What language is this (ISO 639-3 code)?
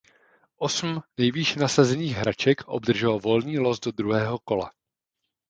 ces